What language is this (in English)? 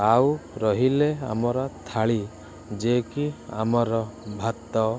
Odia